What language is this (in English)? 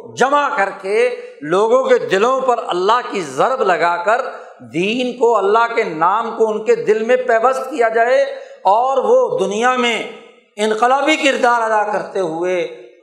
Urdu